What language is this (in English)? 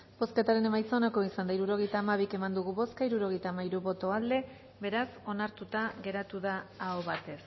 Basque